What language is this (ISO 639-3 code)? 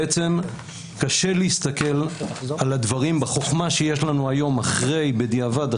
heb